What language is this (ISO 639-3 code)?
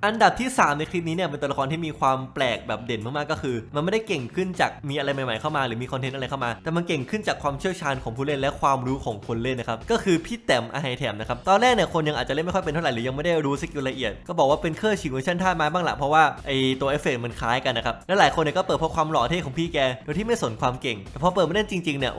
tha